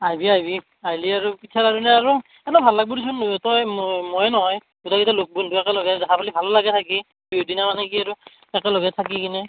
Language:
Assamese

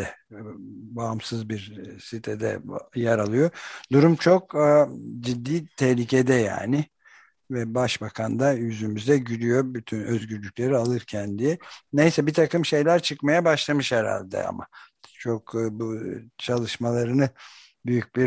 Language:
Turkish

